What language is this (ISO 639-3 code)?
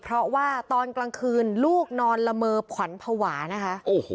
tha